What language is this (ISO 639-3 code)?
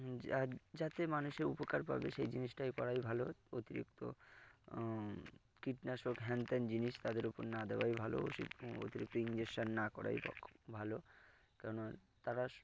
ben